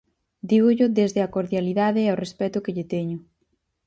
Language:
Galician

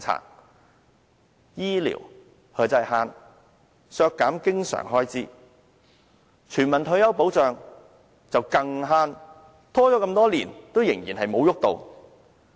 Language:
Cantonese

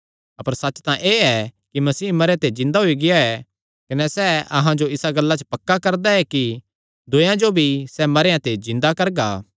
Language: Kangri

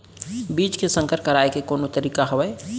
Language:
Chhattisgarhi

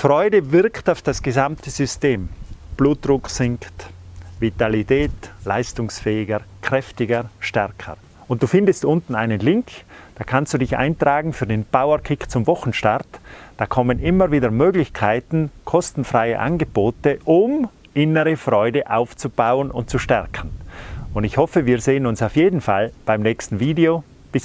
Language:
German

